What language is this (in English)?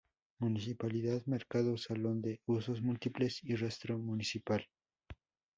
Spanish